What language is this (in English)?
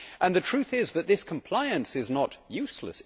English